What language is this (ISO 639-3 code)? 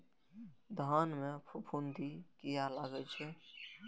mai